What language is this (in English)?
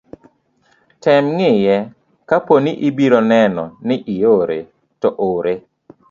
Luo (Kenya and Tanzania)